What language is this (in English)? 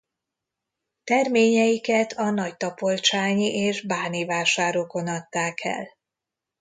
Hungarian